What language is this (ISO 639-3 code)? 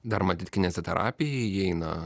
lit